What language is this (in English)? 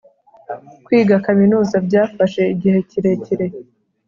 Kinyarwanda